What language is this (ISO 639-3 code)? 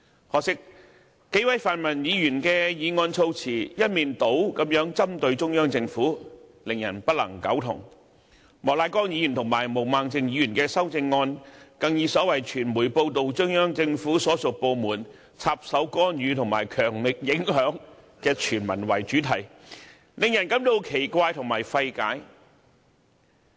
yue